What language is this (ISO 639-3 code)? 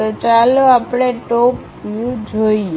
guj